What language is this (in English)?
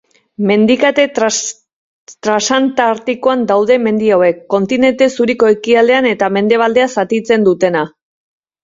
Basque